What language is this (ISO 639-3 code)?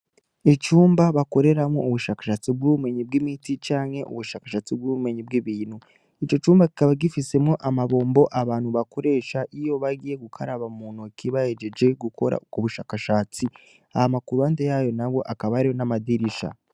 run